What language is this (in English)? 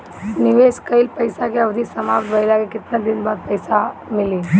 Bhojpuri